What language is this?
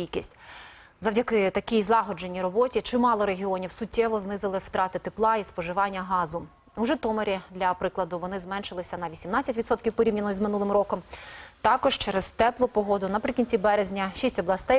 Ukrainian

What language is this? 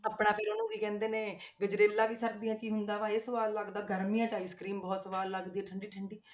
Punjabi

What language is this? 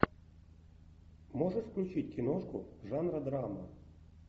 Russian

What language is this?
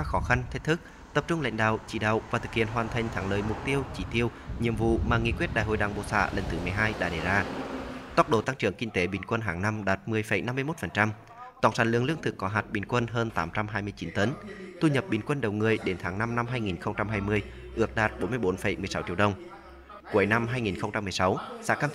Vietnamese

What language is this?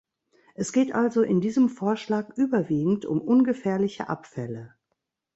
German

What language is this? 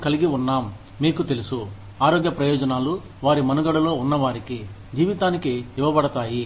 Telugu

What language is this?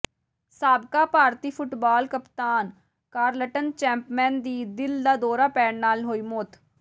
Punjabi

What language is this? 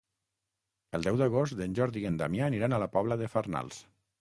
Catalan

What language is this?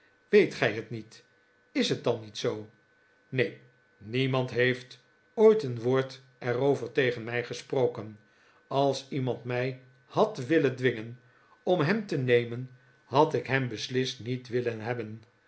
Dutch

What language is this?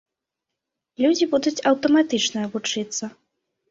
Belarusian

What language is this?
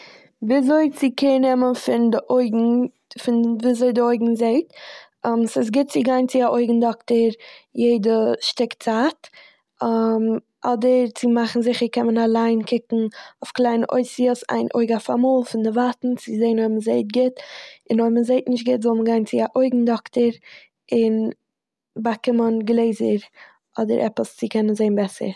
Yiddish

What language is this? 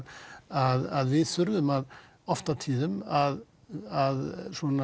Icelandic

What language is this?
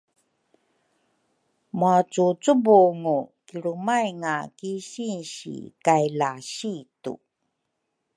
Rukai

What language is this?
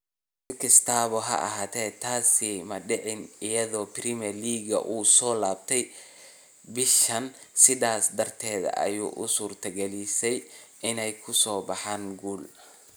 Somali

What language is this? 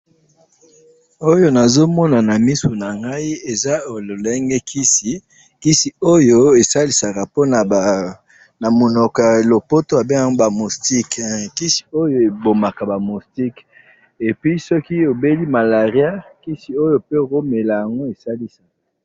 Lingala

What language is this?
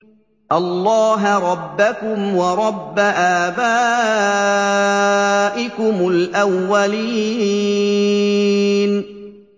Arabic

